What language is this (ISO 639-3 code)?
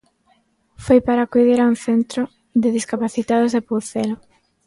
glg